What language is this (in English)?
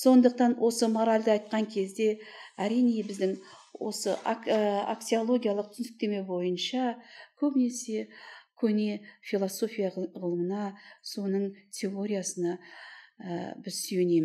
Turkish